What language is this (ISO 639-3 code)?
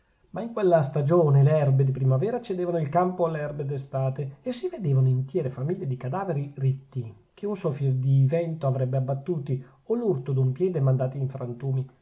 ita